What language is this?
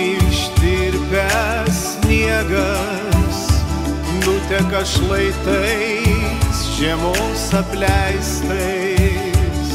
Lithuanian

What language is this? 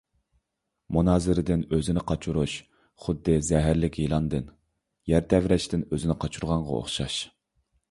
Uyghur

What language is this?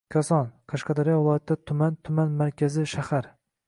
Uzbek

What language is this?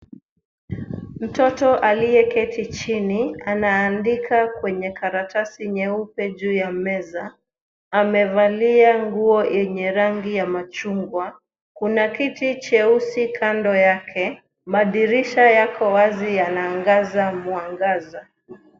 Swahili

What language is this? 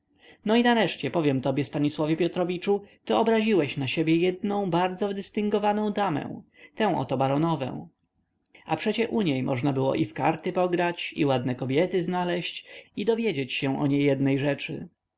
Polish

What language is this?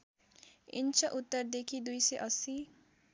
Nepali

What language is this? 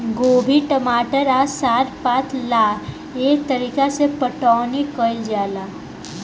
Bhojpuri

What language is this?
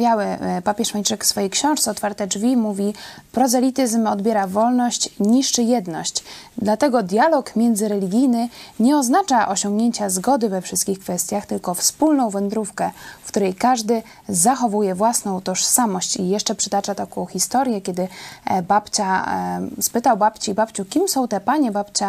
Polish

